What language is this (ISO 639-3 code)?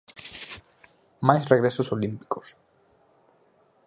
glg